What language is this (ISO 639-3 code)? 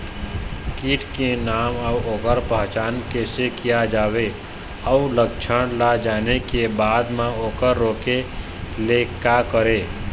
hne